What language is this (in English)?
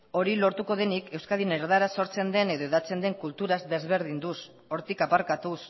Basque